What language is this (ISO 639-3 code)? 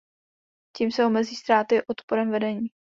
ces